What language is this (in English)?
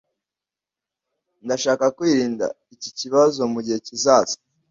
Kinyarwanda